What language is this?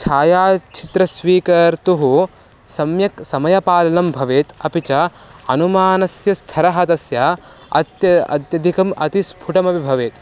Sanskrit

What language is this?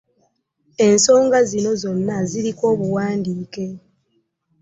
Ganda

